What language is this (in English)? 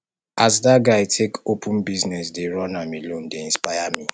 Nigerian Pidgin